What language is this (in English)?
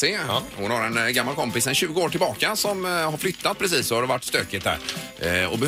Swedish